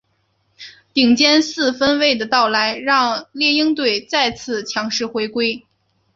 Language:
Chinese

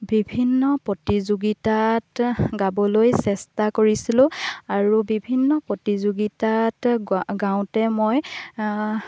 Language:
Assamese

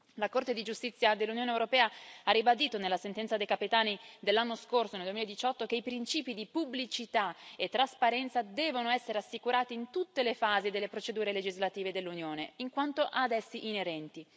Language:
Italian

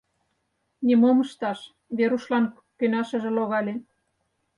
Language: Mari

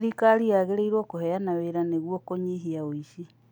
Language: Kikuyu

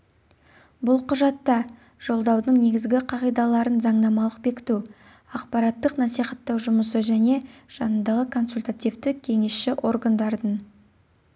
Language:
Kazakh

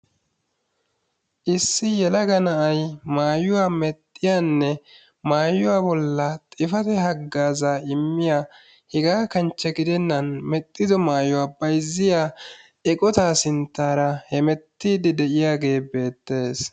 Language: Wolaytta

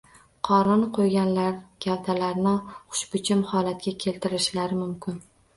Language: Uzbek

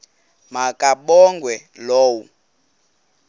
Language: Xhosa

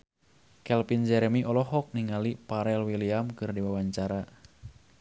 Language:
Sundanese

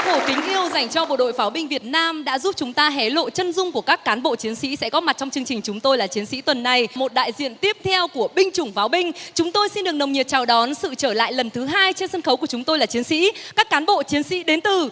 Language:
Vietnamese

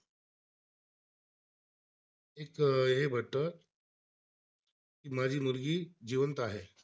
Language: Marathi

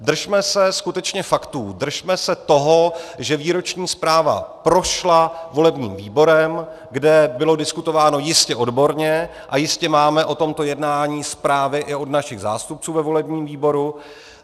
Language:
Czech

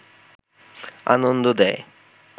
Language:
Bangla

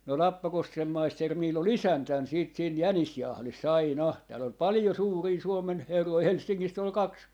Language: Finnish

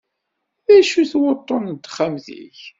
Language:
Kabyle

